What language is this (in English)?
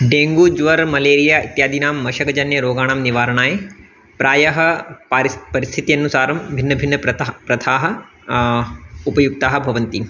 Sanskrit